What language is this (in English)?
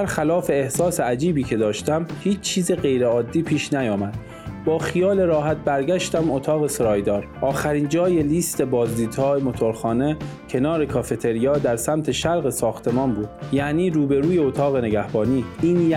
Persian